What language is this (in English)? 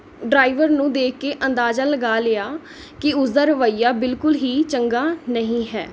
Punjabi